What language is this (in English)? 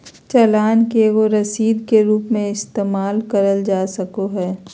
Magahi